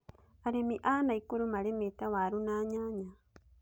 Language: Kikuyu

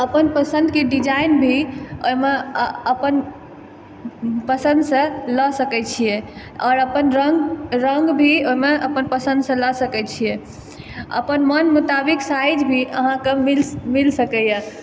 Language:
Maithili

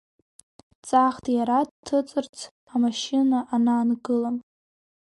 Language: Abkhazian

